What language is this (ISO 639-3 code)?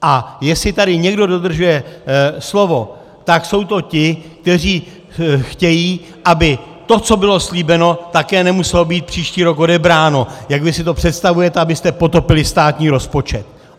ces